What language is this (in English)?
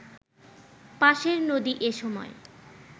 Bangla